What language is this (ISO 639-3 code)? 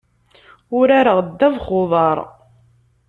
kab